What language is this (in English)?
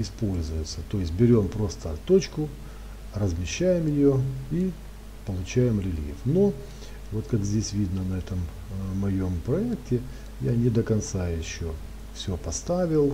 Russian